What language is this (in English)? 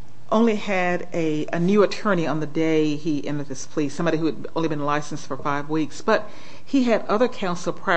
English